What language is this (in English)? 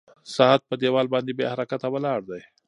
Pashto